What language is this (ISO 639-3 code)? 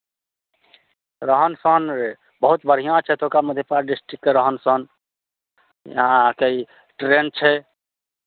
mai